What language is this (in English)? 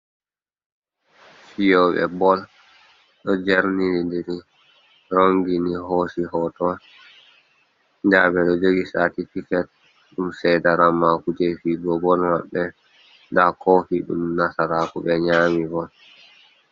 Fula